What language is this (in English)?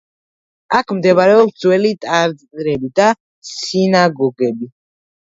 Georgian